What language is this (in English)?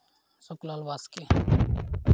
Santali